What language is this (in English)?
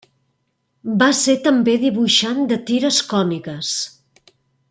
Catalan